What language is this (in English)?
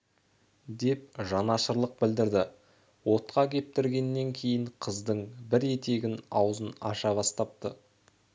Kazakh